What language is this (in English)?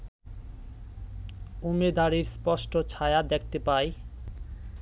Bangla